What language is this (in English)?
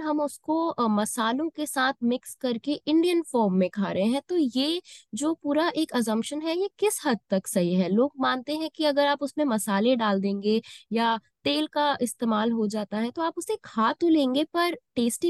Hindi